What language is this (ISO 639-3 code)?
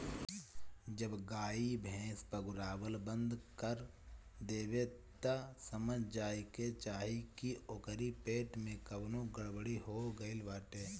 bho